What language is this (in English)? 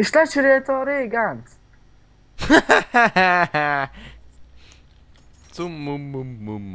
Hungarian